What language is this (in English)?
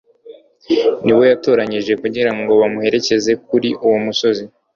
Kinyarwanda